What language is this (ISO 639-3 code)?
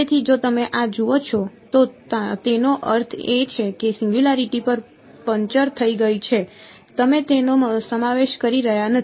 guj